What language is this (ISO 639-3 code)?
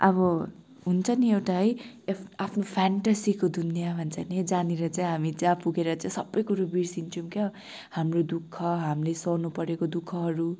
nep